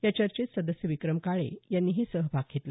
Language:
Marathi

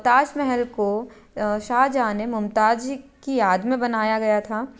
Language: Hindi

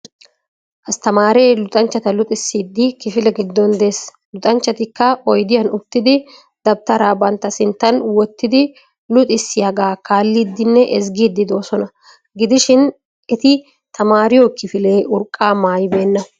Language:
Wolaytta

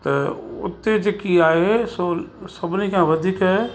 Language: Sindhi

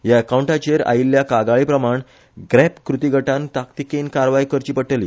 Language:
Konkani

